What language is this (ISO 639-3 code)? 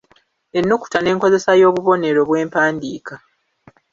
lug